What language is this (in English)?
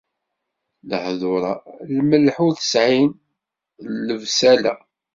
Kabyle